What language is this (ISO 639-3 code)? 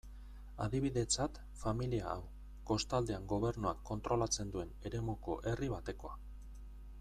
eus